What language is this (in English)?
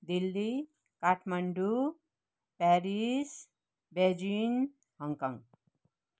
Nepali